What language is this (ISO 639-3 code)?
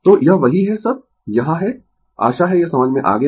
hin